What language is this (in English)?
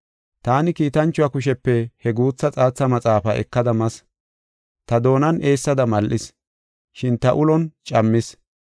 Gofa